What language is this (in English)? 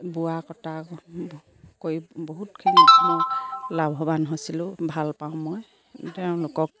Assamese